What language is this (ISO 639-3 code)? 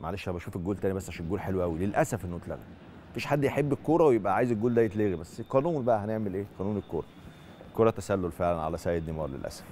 ara